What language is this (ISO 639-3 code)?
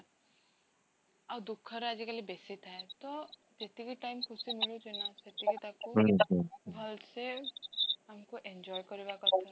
ori